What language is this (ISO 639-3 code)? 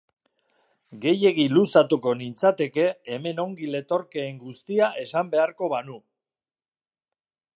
eus